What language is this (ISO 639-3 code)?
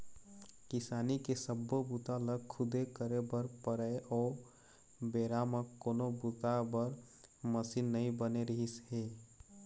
hne